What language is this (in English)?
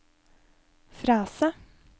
Norwegian